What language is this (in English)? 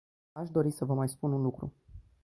Romanian